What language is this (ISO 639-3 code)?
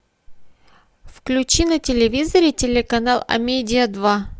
rus